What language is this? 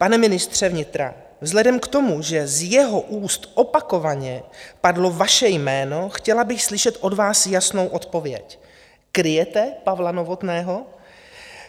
Czech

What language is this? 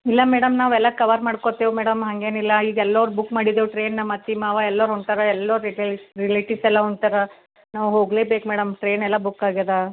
Kannada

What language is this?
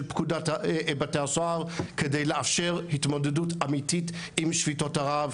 Hebrew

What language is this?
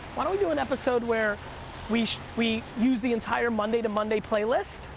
English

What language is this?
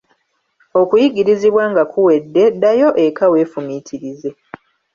Ganda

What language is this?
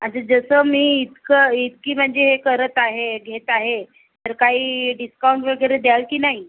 Marathi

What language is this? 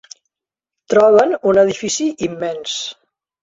Catalan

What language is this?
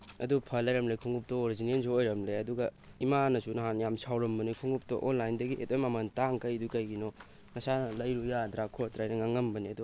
Manipuri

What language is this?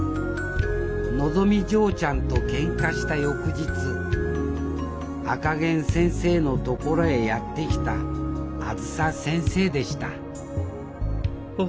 Japanese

